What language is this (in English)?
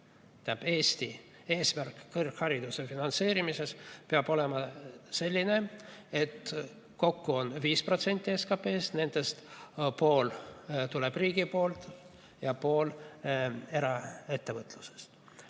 Estonian